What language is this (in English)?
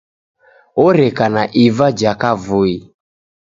Taita